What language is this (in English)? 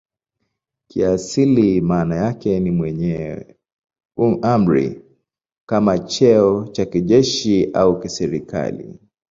Swahili